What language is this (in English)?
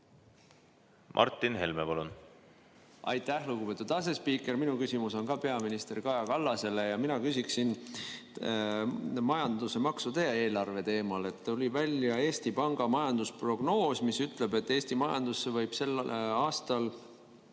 Estonian